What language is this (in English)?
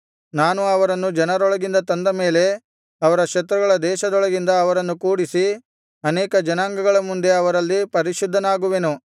Kannada